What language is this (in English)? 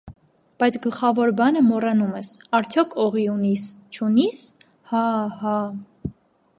Armenian